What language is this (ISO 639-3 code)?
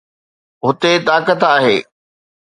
snd